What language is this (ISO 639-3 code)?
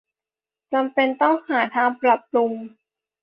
tha